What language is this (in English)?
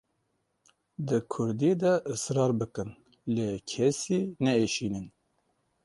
Kurdish